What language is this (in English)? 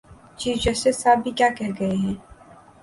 Urdu